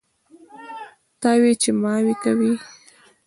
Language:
Pashto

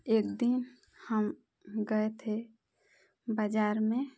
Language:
Hindi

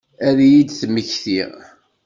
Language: Kabyle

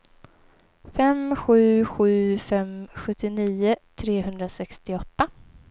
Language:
Swedish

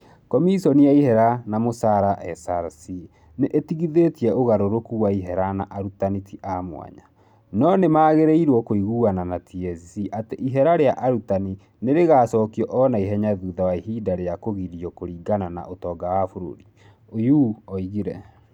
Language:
Kikuyu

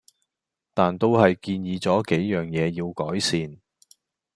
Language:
Cantonese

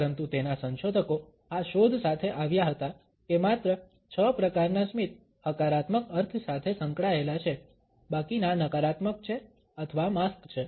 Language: Gujarati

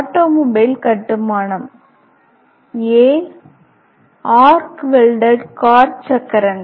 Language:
Tamil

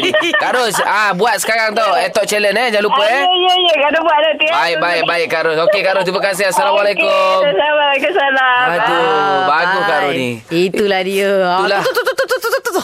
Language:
Malay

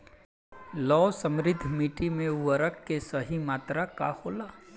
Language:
Bhojpuri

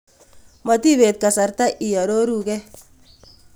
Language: Kalenjin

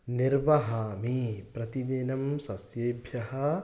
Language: Sanskrit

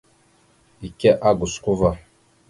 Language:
Mada (Cameroon)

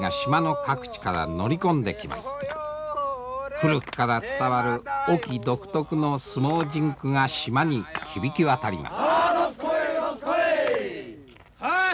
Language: Japanese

